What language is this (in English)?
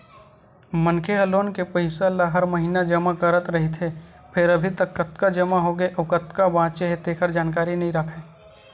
Chhattisgarhi